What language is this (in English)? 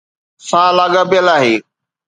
Sindhi